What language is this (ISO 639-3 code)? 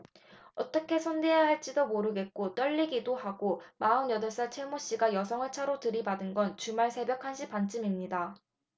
kor